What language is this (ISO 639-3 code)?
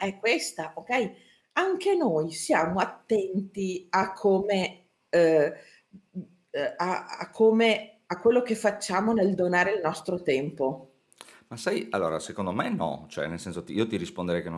ita